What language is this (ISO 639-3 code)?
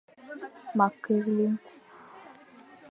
fan